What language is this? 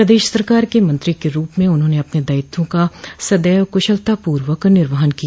Hindi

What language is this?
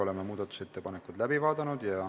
Estonian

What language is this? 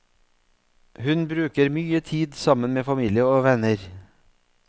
Norwegian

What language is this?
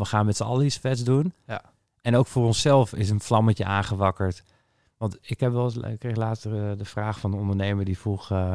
Dutch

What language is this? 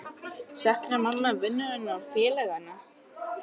Icelandic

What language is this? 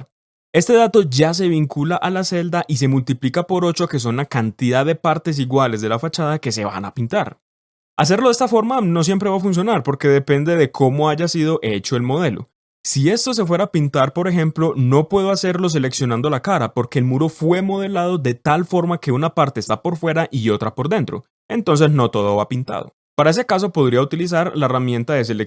Spanish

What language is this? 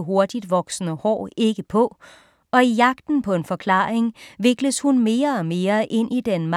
Danish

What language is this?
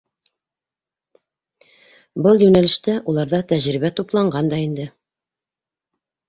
Bashkir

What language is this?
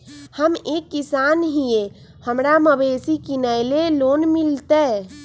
Magahi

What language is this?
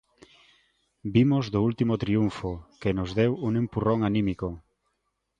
Galician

